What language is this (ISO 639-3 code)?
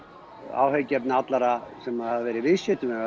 isl